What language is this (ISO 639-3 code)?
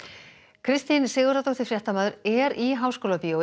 isl